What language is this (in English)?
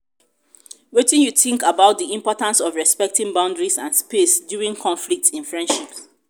Nigerian Pidgin